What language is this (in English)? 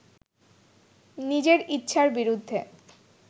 Bangla